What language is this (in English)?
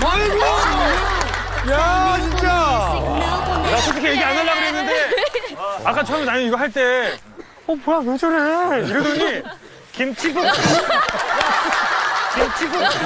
Korean